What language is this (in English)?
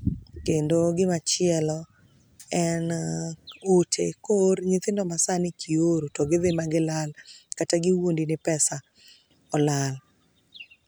Luo (Kenya and Tanzania)